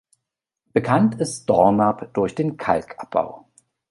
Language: German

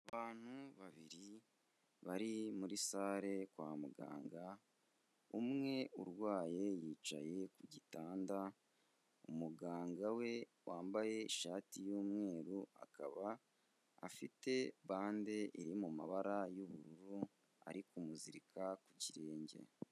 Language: Kinyarwanda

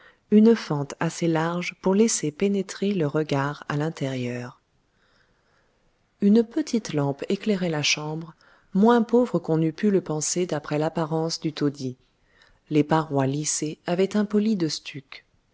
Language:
French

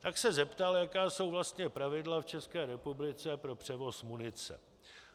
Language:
Czech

